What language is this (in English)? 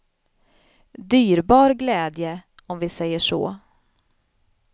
Swedish